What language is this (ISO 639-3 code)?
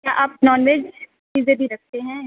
urd